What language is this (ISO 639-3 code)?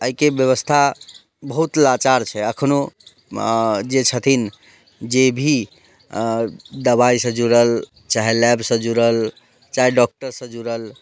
mai